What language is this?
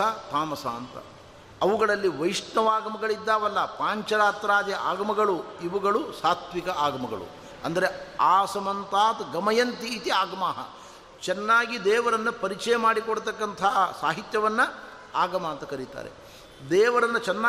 Kannada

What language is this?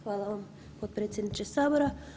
Croatian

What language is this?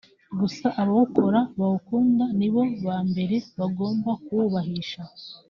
Kinyarwanda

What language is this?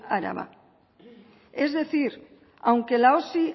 Spanish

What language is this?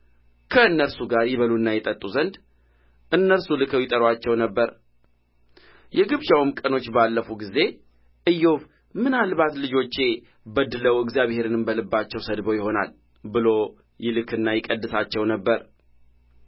Amharic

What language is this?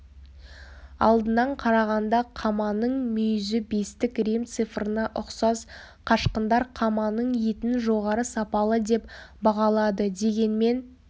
Kazakh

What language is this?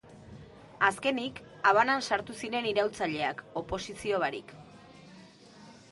Basque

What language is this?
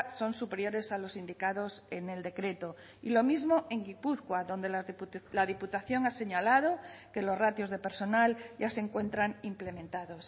Spanish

